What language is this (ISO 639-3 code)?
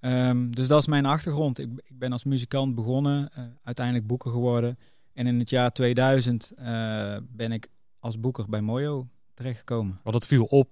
nld